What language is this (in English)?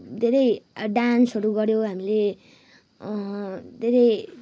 Nepali